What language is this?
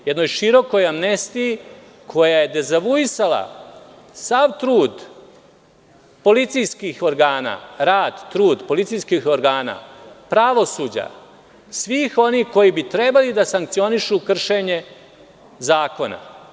Serbian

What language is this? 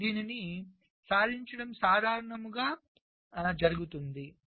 Telugu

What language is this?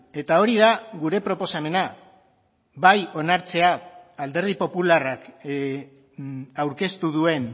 Basque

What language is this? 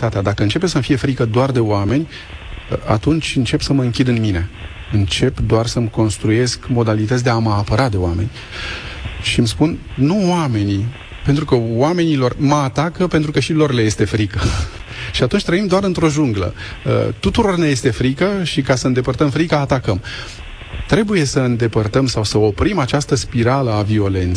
Romanian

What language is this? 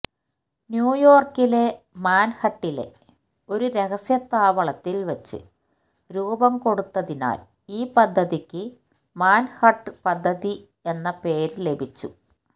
Malayalam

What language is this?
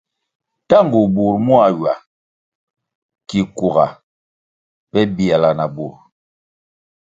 Kwasio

